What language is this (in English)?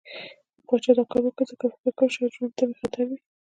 Pashto